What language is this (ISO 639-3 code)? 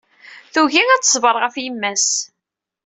kab